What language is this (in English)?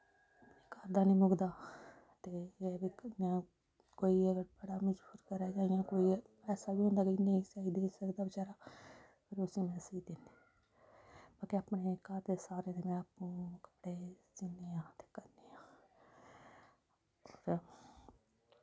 Dogri